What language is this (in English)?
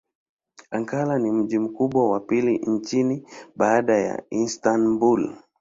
Swahili